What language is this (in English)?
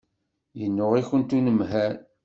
Kabyle